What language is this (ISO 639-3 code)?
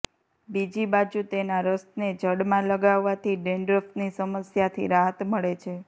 guj